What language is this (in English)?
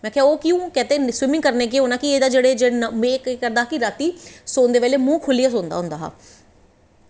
Dogri